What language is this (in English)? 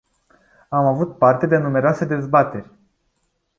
Romanian